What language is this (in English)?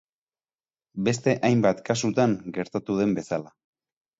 Basque